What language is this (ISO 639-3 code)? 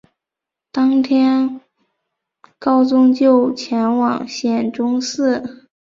zho